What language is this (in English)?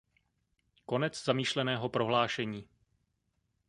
Czech